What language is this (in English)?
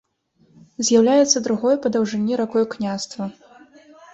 Belarusian